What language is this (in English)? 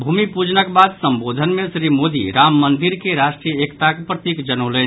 Maithili